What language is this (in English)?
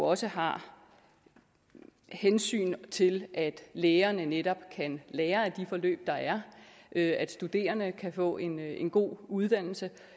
Danish